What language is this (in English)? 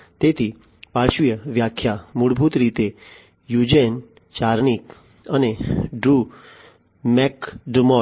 Gujarati